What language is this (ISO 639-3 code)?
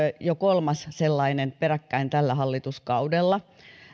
fin